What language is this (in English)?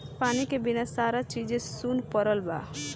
Bhojpuri